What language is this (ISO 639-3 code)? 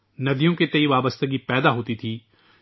urd